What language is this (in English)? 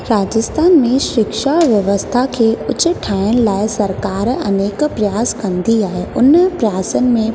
Sindhi